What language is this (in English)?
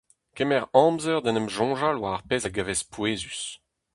Breton